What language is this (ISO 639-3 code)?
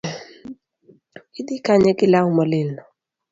luo